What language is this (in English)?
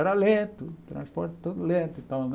Portuguese